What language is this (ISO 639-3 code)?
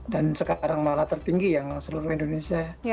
ind